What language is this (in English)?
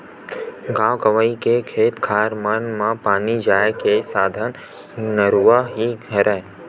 Chhattisgarhi